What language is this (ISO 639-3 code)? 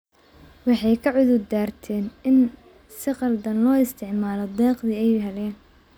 som